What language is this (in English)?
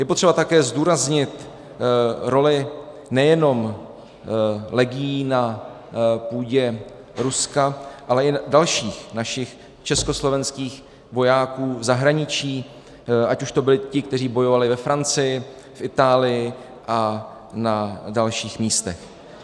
Czech